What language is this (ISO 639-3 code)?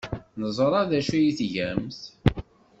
kab